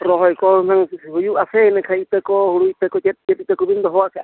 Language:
Santali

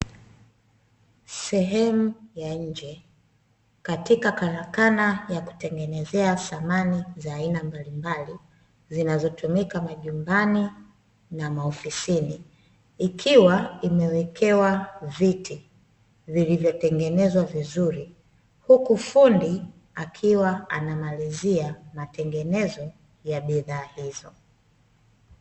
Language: Swahili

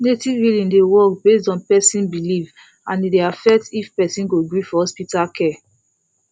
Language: Nigerian Pidgin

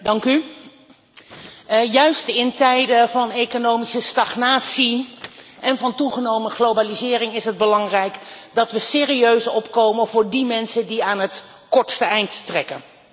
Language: Dutch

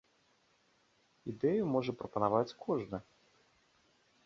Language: Belarusian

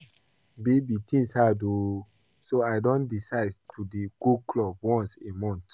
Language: Nigerian Pidgin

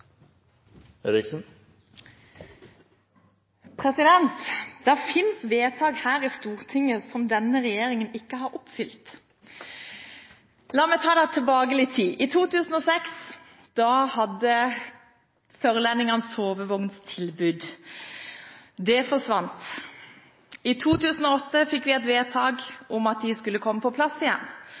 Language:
Norwegian Bokmål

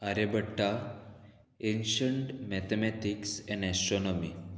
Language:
Konkani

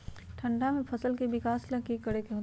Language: Magahi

